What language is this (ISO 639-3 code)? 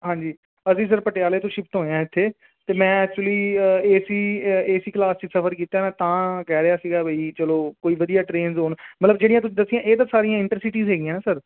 pan